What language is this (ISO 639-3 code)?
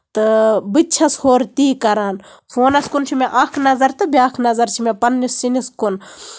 kas